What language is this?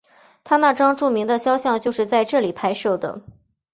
Chinese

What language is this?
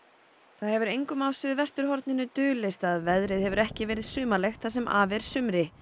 Icelandic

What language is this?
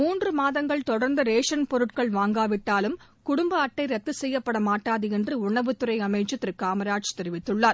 Tamil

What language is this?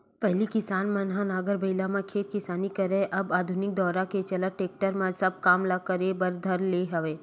Chhattisgarhi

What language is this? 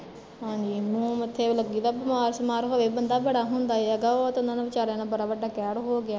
Punjabi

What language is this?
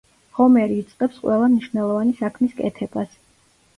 Georgian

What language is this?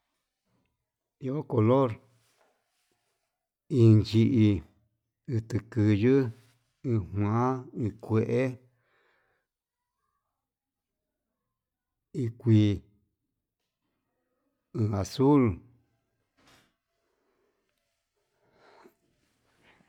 Yutanduchi Mixtec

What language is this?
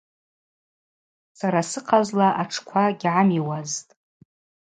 Abaza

